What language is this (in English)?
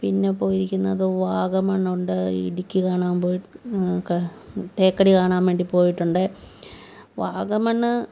Malayalam